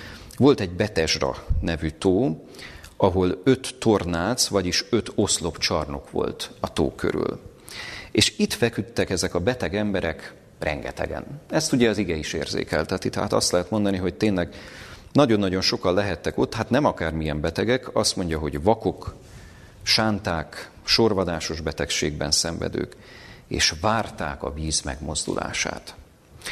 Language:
Hungarian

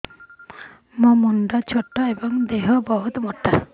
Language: Odia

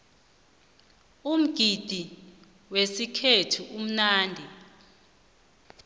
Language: South Ndebele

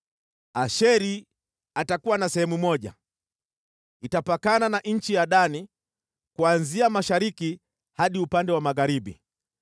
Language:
Swahili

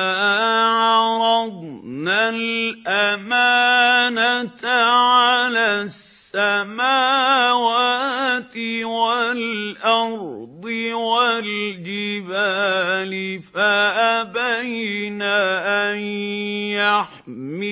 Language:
Arabic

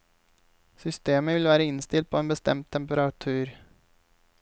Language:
Norwegian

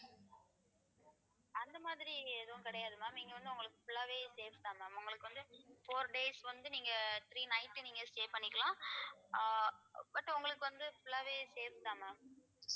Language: Tamil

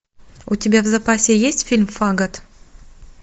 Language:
Russian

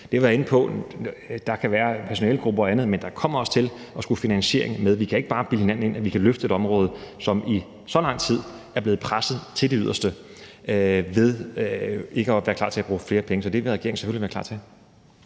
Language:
Danish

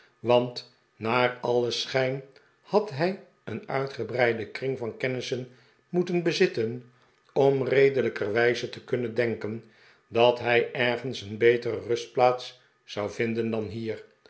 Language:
Dutch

